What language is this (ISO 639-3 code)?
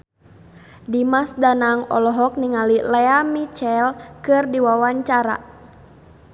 sun